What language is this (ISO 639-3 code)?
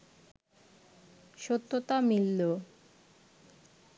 ben